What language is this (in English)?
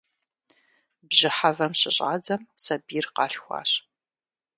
Kabardian